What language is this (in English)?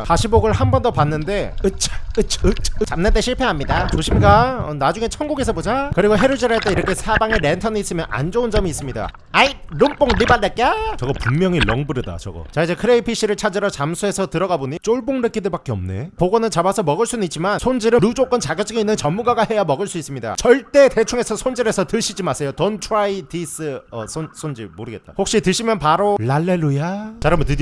Korean